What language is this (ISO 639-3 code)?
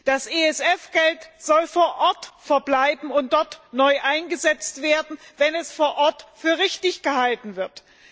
deu